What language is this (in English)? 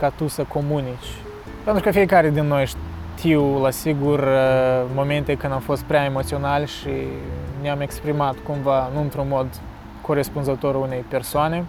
Romanian